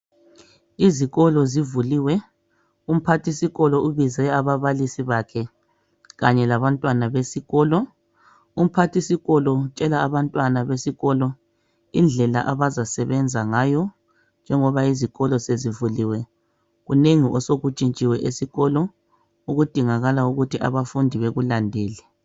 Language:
North Ndebele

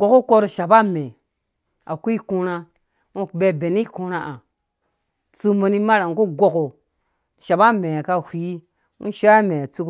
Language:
Dũya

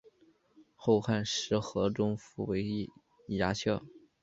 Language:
Chinese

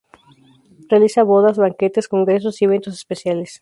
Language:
Spanish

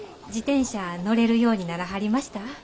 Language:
Japanese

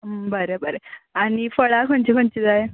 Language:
Konkani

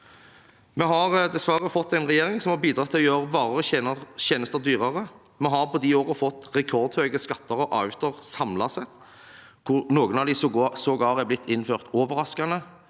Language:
Norwegian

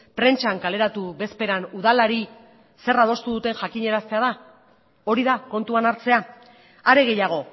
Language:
Basque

